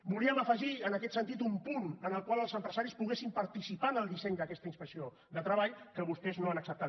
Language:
Catalan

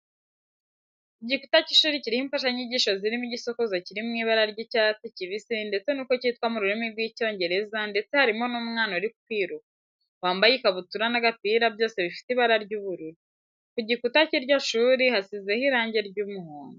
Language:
Kinyarwanda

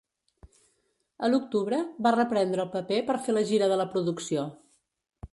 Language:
Catalan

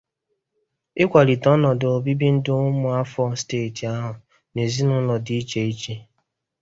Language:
Igbo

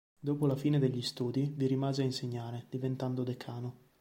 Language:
Italian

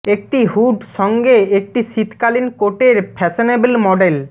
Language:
Bangla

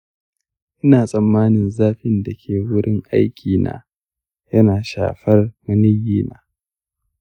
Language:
Hausa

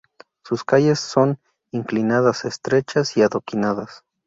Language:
Spanish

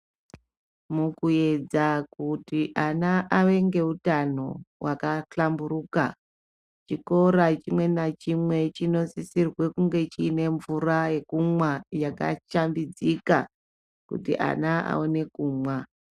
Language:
Ndau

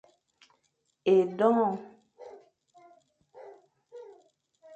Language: Fang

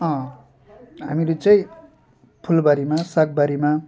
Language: Nepali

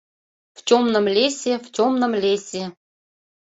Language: Mari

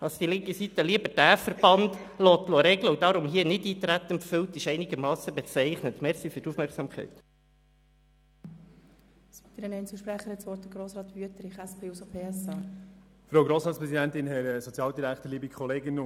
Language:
Swiss German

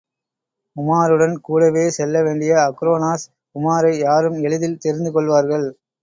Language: Tamil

